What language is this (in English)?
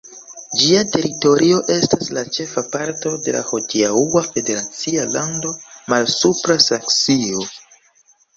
Esperanto